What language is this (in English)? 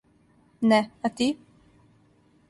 Serbian